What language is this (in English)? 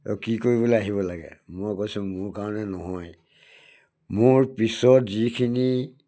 Assamese